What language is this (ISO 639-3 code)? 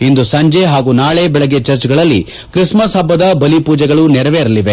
kan